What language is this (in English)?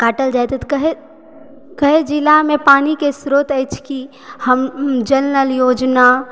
Maithili